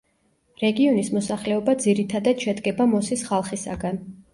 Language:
Georgian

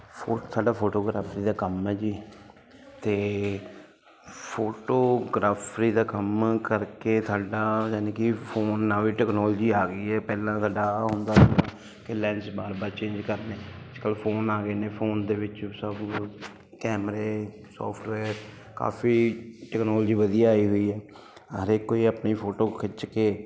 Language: Punjabi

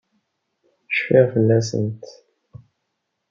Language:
Kabyle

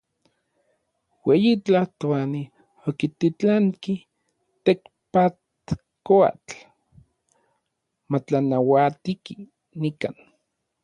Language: Orizaba Nahuatl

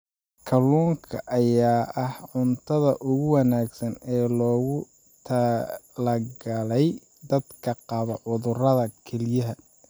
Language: Somali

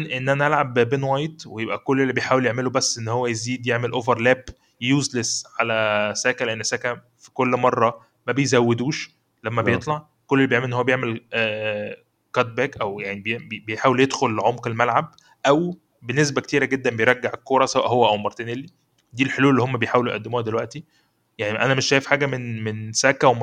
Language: Arabic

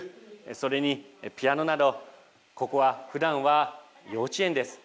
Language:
Japanese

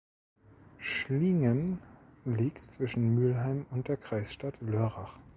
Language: German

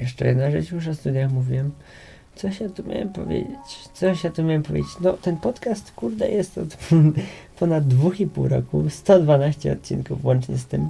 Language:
Polish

